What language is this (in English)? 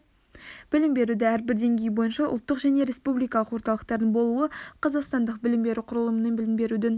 Kazakh